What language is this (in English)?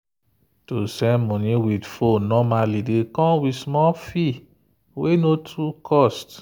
Nigerian Pidgin